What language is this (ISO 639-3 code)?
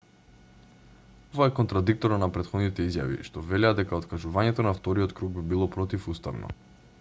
mkd